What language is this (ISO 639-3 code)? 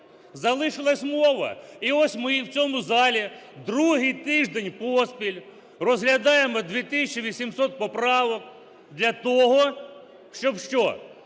ukr